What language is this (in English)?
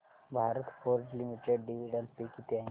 Marathi